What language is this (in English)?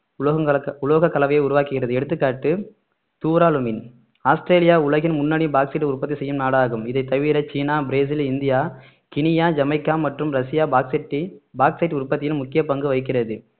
Tamil